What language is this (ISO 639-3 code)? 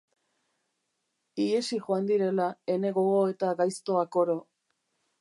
eus